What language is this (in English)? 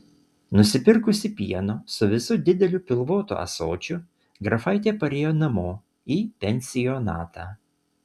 Lithuanian